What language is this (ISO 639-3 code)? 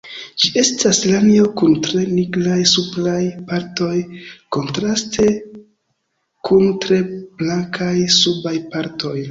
epo